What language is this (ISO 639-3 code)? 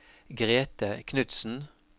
nor